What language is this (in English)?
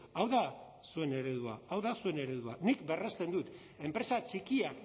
Basque